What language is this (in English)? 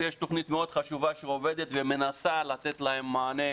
Hebrew